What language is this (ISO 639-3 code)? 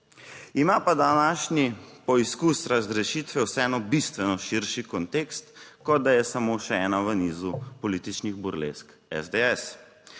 slv